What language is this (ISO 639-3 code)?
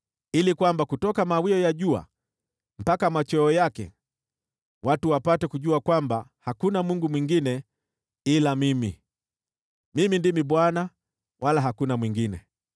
swa